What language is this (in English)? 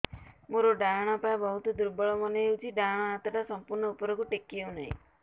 Odia